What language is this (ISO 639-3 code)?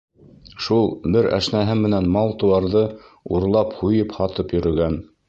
bak